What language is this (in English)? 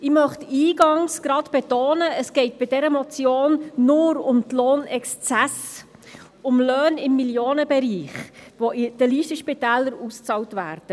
Swiss German